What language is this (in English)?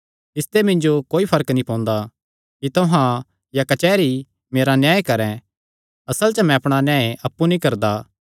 Kangri